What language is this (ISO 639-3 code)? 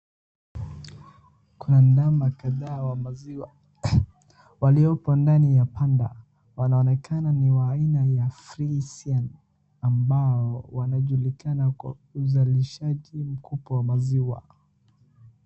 swa